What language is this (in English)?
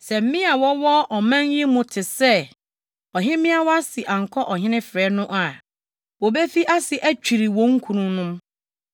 Akan